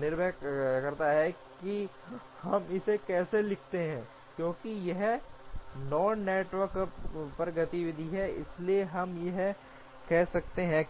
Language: Hindi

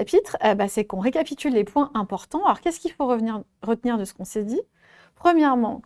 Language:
French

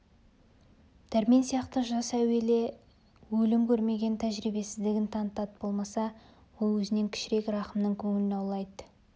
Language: Kazakh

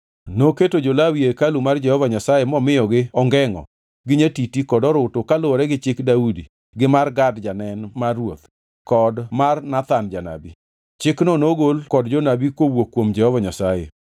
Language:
Luo (Kenya and Tanzania)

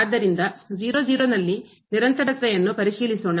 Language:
Kannada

